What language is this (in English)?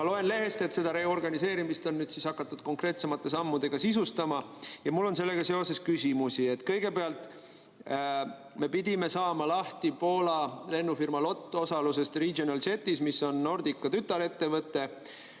Estonian